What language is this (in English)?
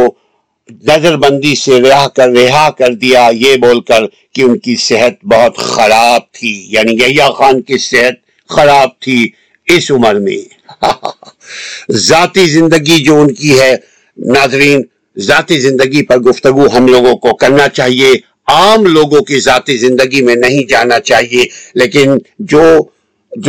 Urdu